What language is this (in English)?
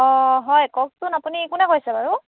Assamese